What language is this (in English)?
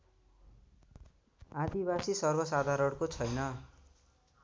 Nepali